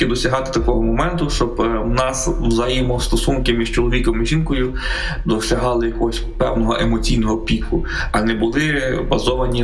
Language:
Ukrainian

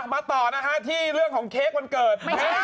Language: Thai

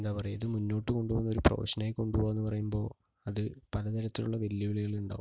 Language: Malayalam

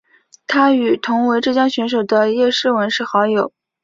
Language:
Chinese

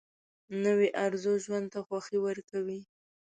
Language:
Pashto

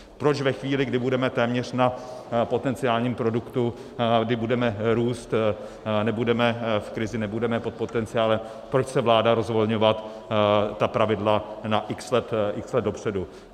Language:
Czech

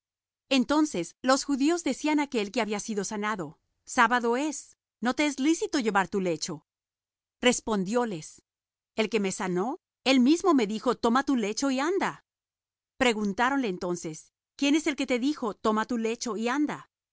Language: Spanish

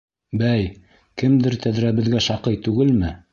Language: Bashkir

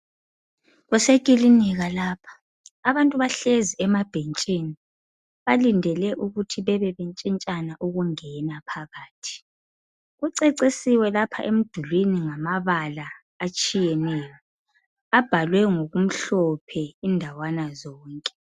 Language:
North Ndebele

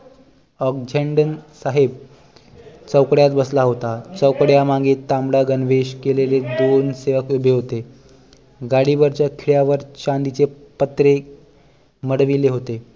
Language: Marathi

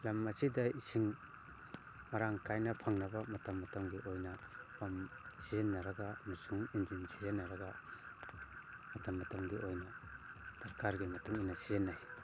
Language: Manipuri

